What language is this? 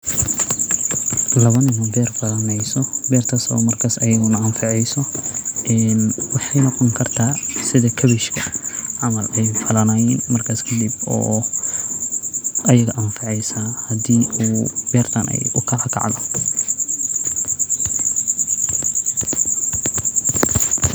Somali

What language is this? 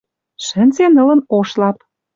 Western Mari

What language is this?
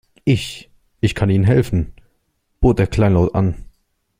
German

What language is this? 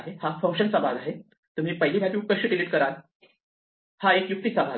Marathi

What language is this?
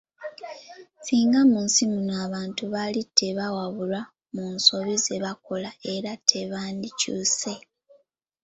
Ganda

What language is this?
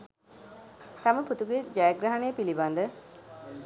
Sinhala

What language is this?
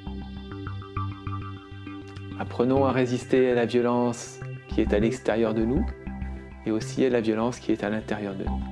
French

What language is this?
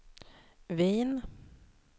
Swedish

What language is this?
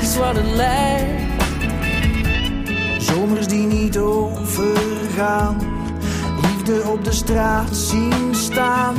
Dutch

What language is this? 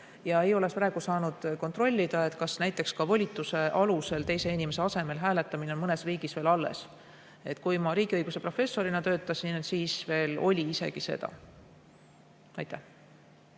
Estonian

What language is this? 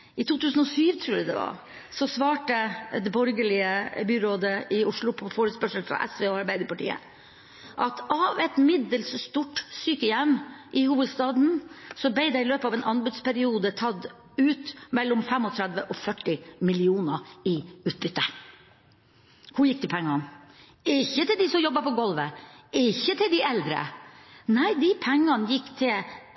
Norwegian Bokmål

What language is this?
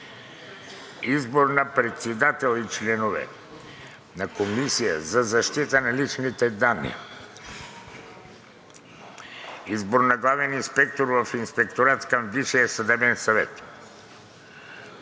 Bulgarian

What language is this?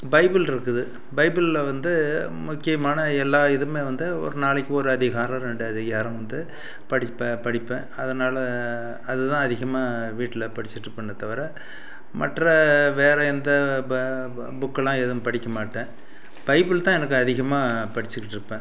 Tamil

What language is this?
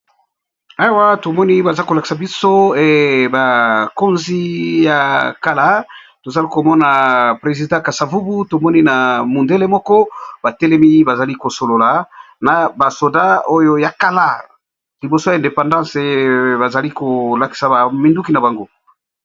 Lingala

